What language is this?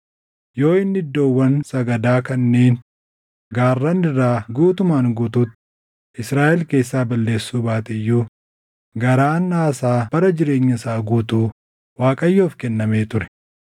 Oromo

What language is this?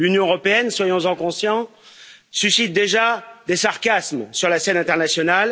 French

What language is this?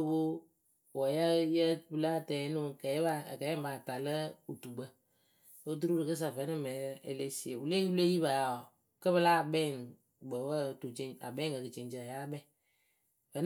Akebu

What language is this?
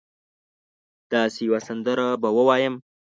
Pashto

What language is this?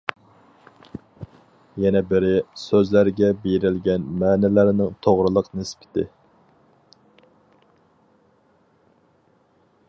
Uyghur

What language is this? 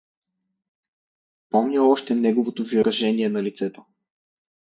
Bulgarian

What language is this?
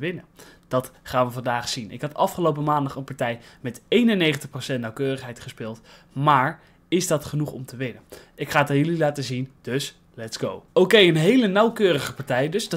Dutch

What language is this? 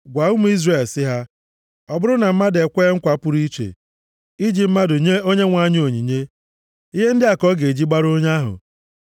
Igbo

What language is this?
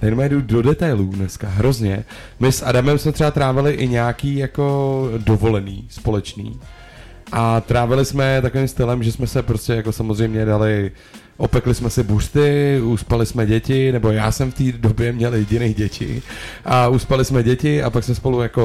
Czech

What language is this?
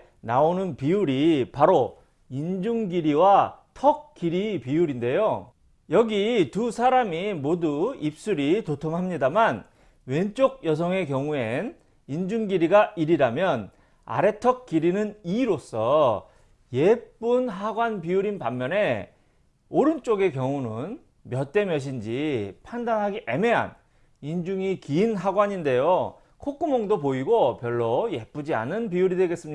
Korean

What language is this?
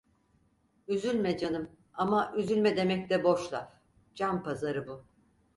Turkish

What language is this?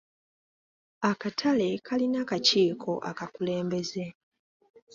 Ganda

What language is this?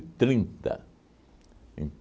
Portuguese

